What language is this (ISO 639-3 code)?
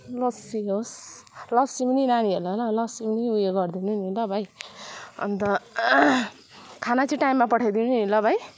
nep